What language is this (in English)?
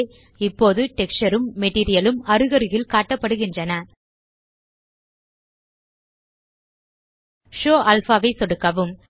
Tamil